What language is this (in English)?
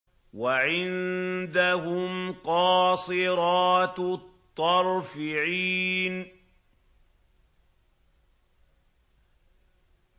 Arabic